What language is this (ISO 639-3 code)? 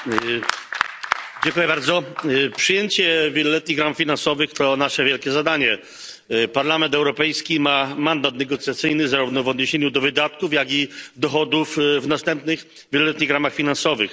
pol